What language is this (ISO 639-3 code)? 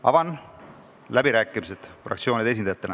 est